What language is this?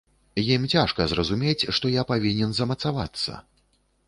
Belarusian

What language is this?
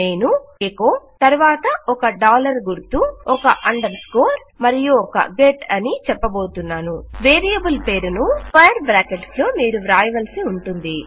Telugu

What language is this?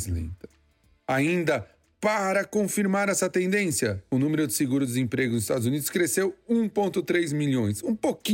Portuguese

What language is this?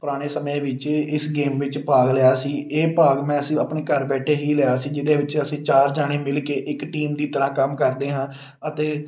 Punjabi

